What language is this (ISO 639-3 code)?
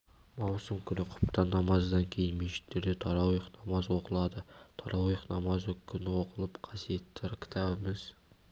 kaz